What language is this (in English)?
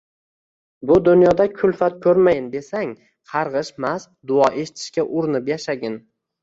Uzbek